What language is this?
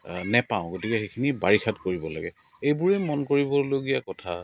Assamese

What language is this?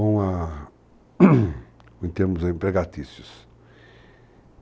Portuguese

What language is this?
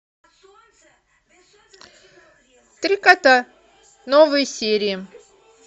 Russian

